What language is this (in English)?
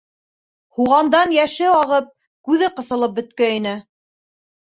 Bashkir